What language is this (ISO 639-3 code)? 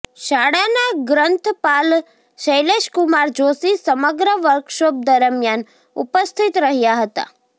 guj